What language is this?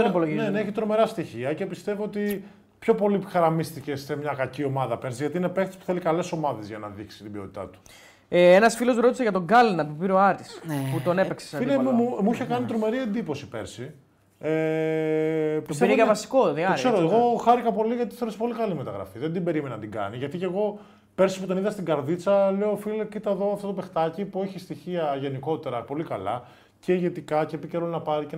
Greek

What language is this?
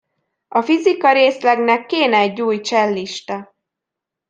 Hungarian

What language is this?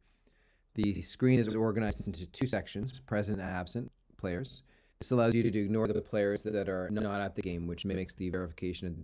English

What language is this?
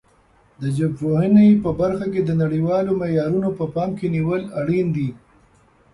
Pashto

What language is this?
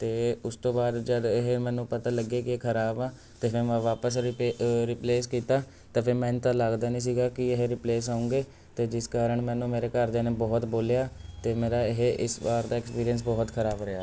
Punjabi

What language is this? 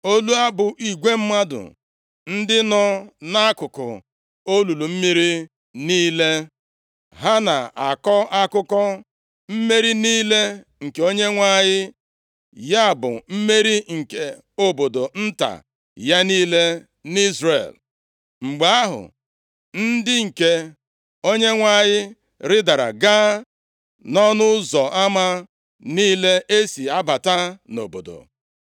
Igbo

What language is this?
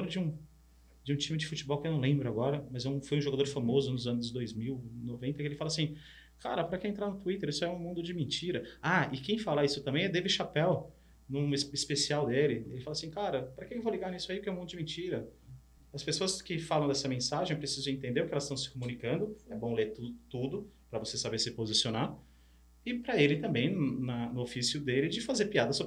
Portuguese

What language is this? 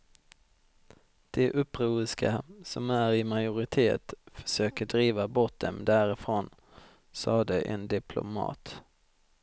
Swedish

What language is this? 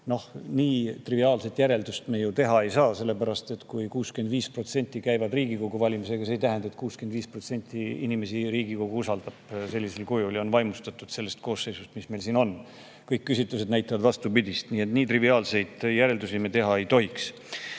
Estonian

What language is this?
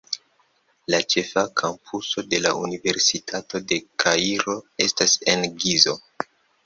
Esperanto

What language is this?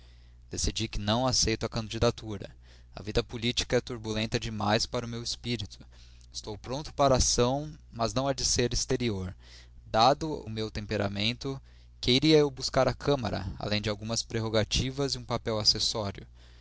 Portuguese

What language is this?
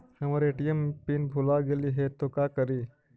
Magahi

